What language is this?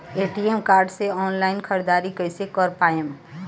Bhojpuri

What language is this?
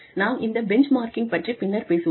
Tamil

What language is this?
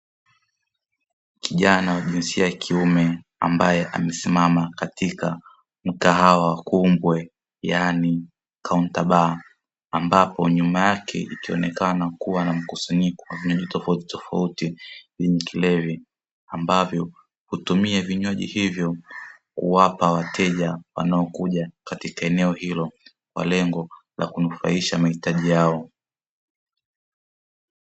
Swahili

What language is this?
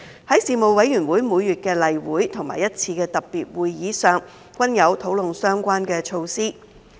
Cantonese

